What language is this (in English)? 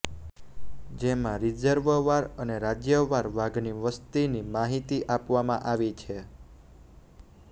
Gujarati